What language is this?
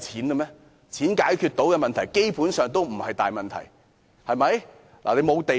Cantonese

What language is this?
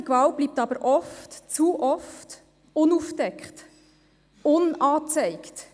Swiss German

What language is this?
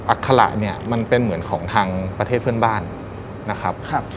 Thai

